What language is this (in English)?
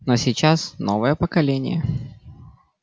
Russian